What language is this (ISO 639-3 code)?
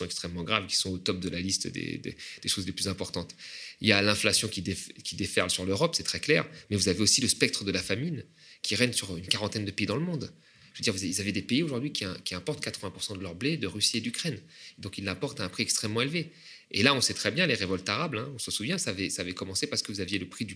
fra